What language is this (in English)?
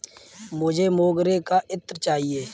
Hindi